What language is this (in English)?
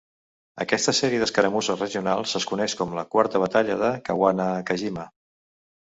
Catalan